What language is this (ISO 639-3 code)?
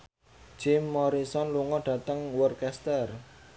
jav